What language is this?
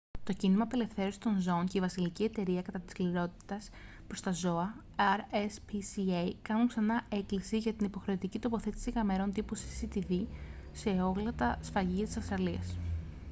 Greek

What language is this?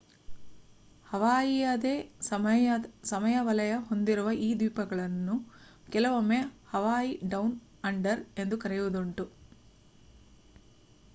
Kannada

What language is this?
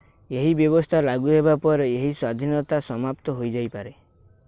Odia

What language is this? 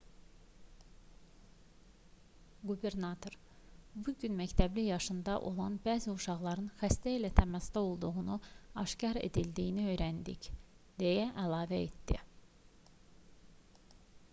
Azerbaijani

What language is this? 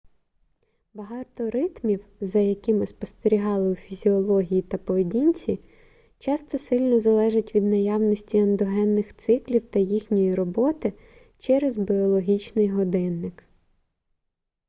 Ukrainian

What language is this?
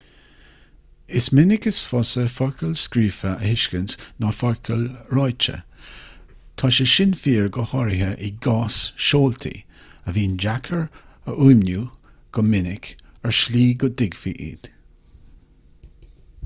Irish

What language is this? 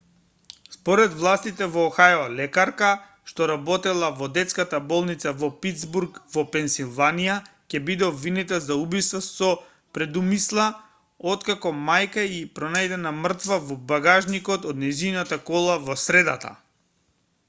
Macedonian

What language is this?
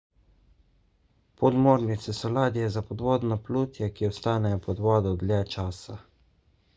Slovenian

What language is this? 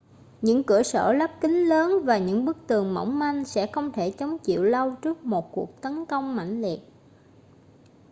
Vietnamese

